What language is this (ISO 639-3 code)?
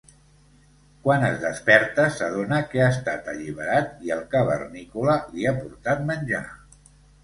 cat